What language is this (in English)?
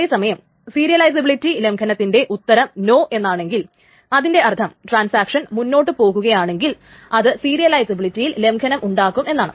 Malayalam